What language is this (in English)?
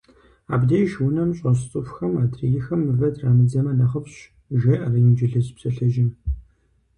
Kabardian